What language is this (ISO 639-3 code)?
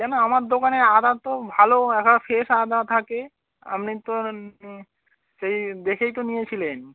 ben